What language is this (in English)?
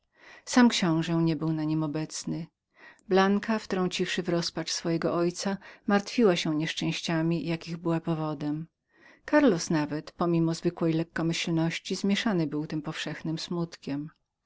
Polish